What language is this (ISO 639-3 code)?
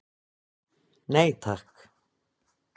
isl